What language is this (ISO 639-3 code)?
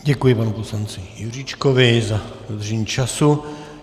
ces